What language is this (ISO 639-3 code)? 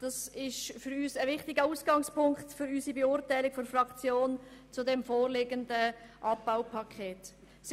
gsw